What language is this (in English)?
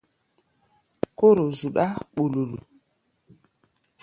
Gbaya